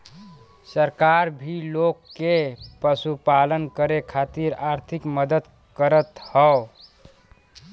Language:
Bhojpuri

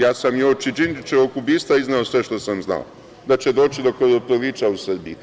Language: Serbian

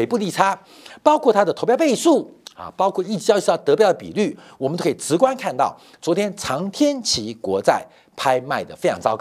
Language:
Chinese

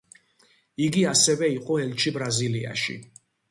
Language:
Georgian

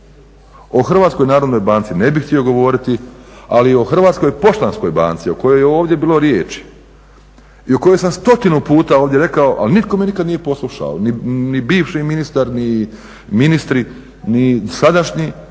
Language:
Croatian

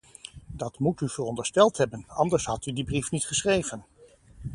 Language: Dutch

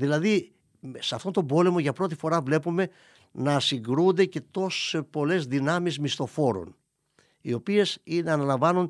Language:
Greek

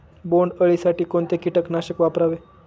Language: Marathi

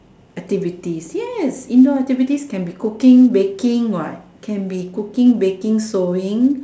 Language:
English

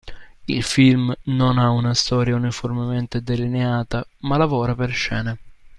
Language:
Italian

